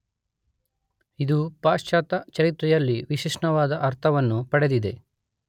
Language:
Kannada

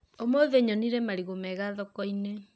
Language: Kikuyu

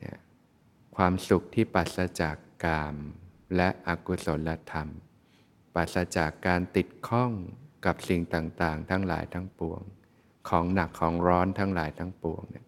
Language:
Thai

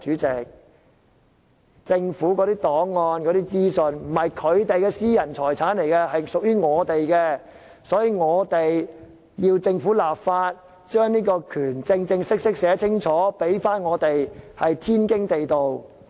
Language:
Cantonese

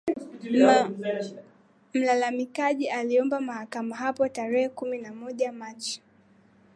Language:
Swahili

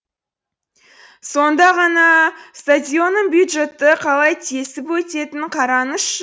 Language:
Kazakh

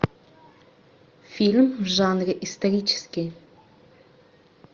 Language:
Russian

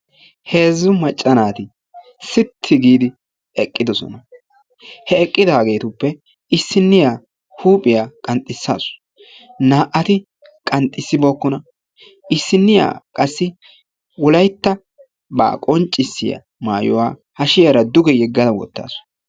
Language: Wolaytta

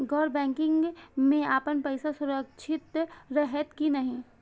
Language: Maithili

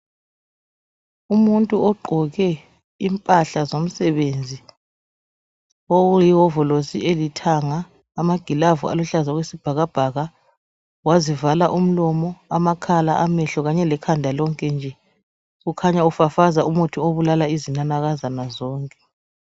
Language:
North Ndebele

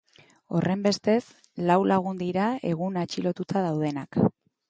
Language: Basque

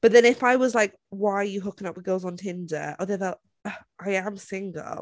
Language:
Welsh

